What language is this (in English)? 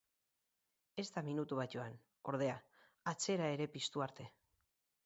Basque